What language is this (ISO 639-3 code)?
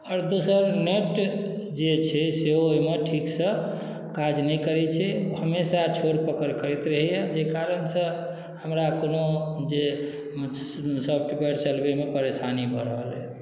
mai